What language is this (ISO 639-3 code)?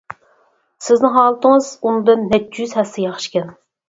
uig